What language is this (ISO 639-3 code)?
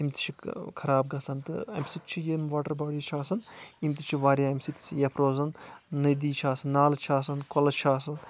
kas